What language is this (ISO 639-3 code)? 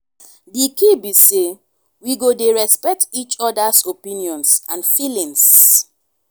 pcm